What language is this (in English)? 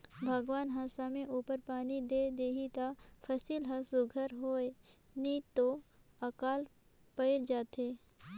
Chhattisgarhi